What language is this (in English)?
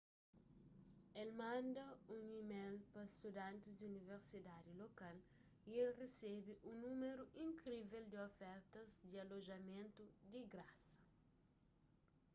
Kabuverdianu